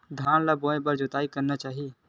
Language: Chhattisgarhi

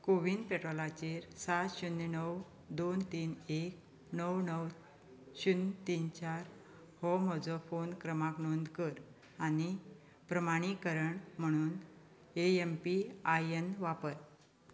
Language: Konkani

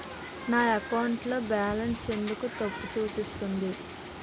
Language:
Telugu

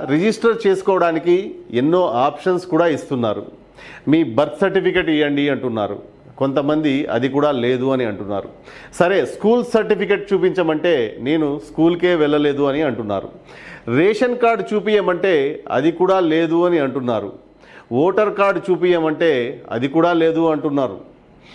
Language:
Telugu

